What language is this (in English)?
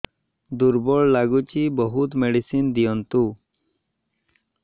Odia